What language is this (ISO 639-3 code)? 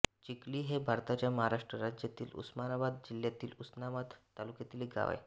mar